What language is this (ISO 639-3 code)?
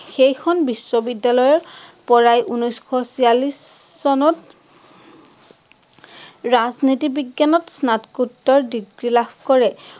asm